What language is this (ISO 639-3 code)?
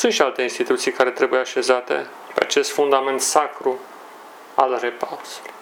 ron